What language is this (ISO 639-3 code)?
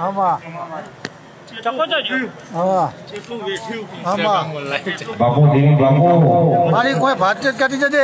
ara